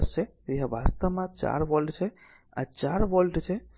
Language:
Gujarati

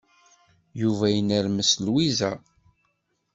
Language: Kabyle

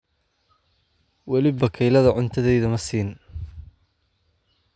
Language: Somali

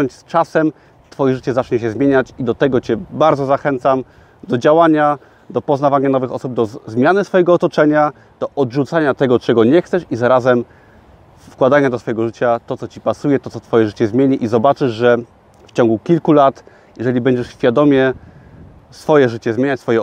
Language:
Polish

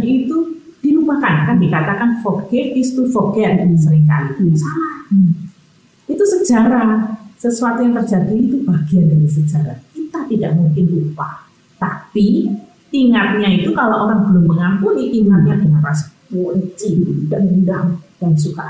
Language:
Indonesian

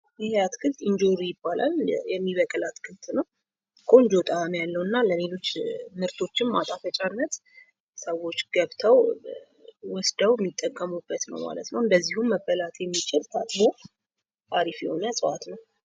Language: Amharic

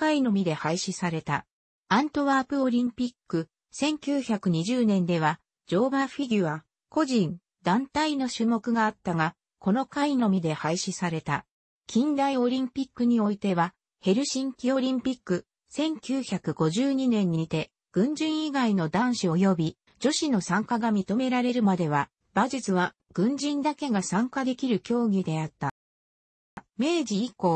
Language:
Japanese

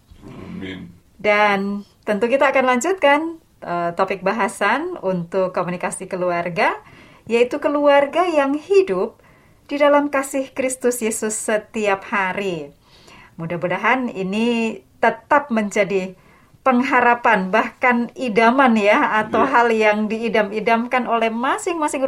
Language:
Indonesian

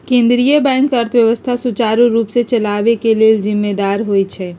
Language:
Magahi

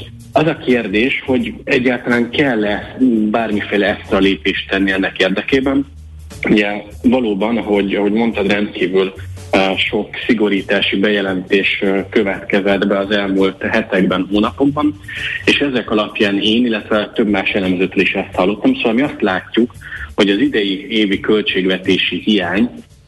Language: Hungarian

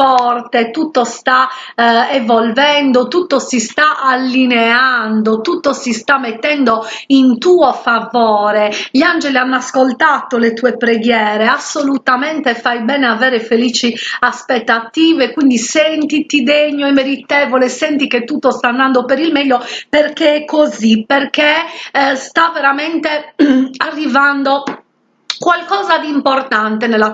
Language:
Italian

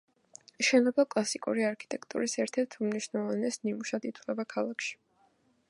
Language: Georgian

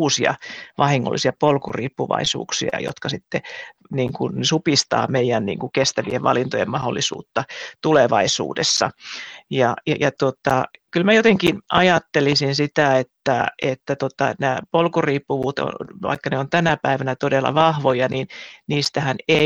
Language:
Finnish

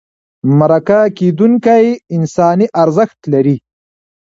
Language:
Pashto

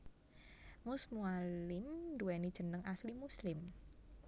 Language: Javanese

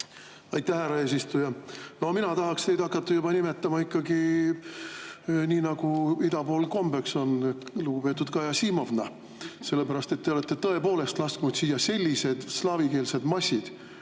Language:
Estonian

